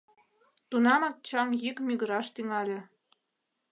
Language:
Mari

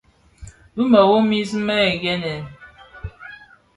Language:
Bafia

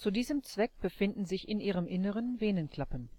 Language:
German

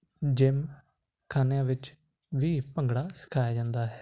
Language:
Punjabi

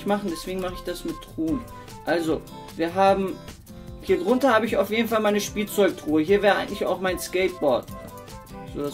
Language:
German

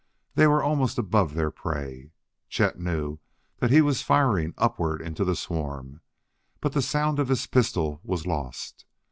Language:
English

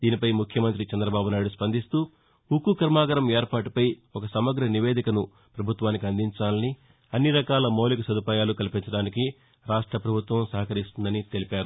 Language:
Telugu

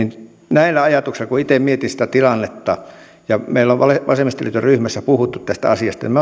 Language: Finnish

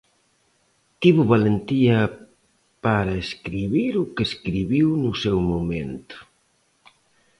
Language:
Galician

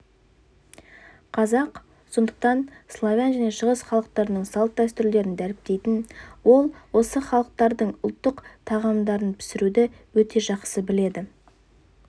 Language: Kazakh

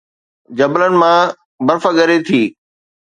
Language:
Sindhi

